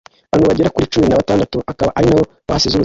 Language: Kinyarwanda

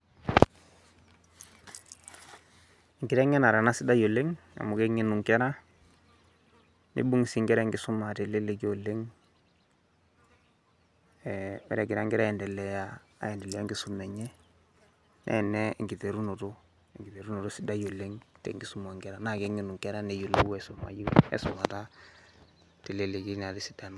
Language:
Masai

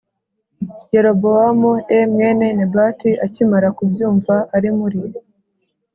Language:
Kinyarwanda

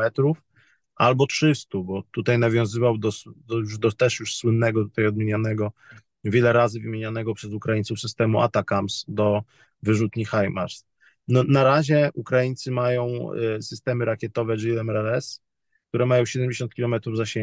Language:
Polish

